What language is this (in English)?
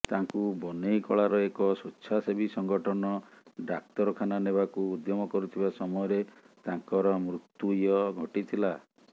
Odia